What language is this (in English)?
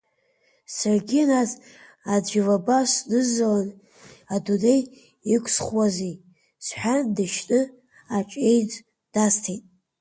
Abkhazian